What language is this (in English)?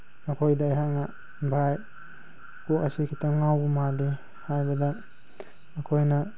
Manipuri